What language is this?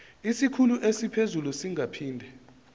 Zulu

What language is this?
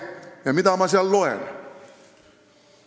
Estonian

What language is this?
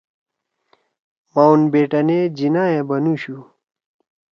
Torwali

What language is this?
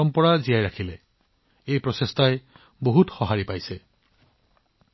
Assamese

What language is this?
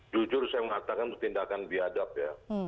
Indonesian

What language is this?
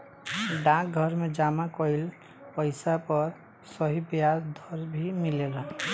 Bhojpuri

